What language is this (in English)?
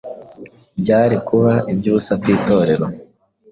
Kinyarwanda